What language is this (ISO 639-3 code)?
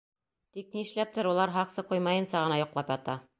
bak